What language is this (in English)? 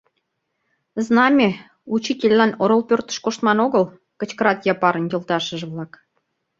Mari